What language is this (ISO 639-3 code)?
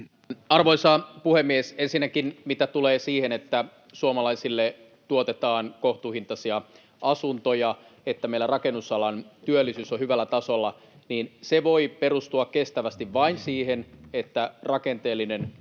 fin